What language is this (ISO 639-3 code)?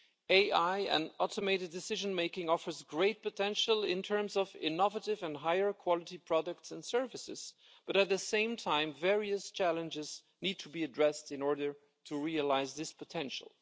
eng